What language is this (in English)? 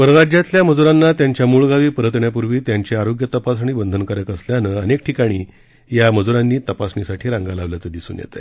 Marathi